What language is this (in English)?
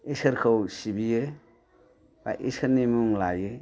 Bodo